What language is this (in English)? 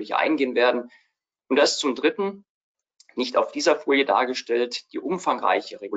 German